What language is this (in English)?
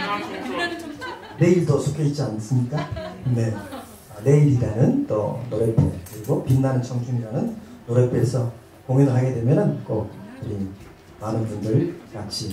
Korean